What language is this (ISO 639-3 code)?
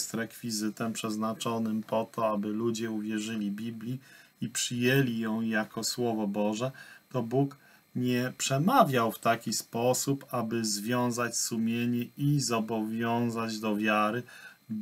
pol